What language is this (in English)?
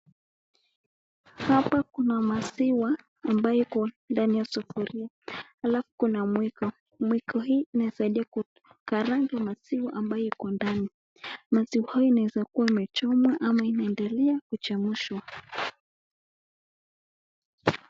Swahili